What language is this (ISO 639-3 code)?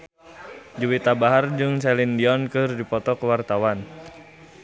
sun